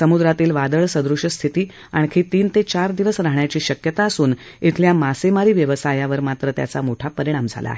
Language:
Marathi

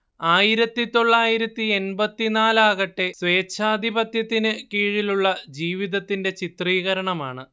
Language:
Malayalam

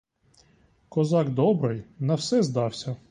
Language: Ukrainian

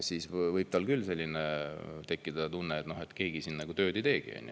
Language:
Estonian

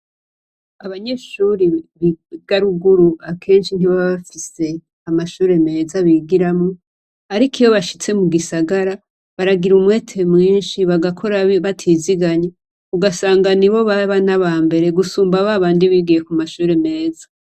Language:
Rundi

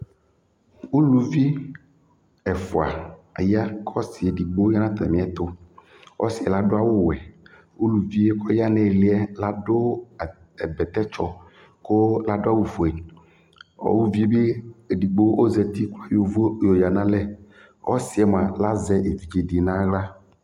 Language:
Ikposo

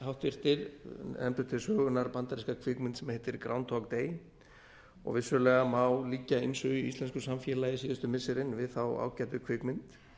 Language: Icelandic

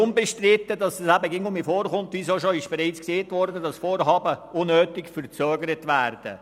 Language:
Swiss German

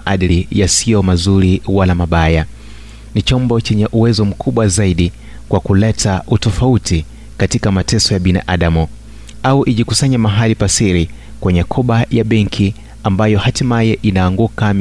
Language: Swahili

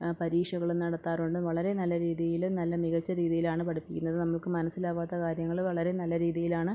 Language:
Malayalam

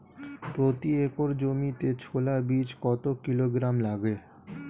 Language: Bangla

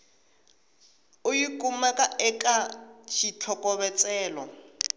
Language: Tsonga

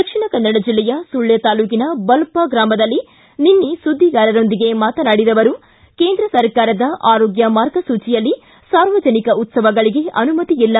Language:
Kannada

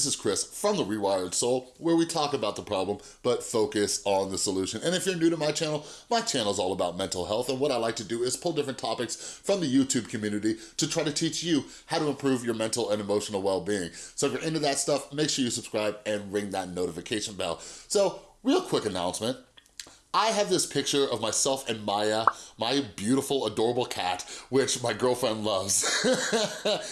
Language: English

